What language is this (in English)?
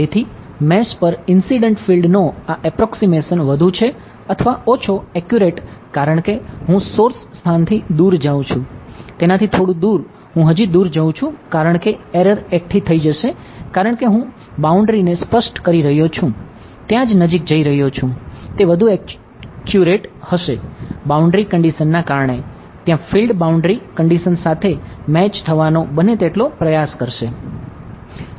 Gujarati